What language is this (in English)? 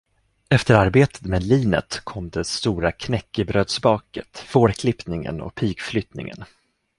Swedish